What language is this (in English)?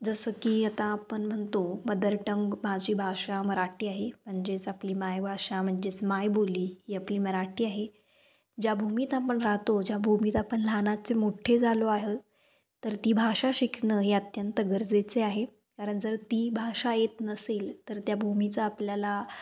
Marathi